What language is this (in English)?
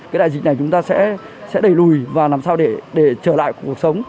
Vietnamese